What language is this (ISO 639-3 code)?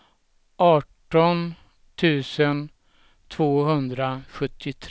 swe